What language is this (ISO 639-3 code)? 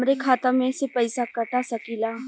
bho